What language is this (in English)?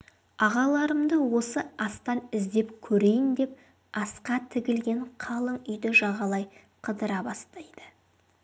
Kazakh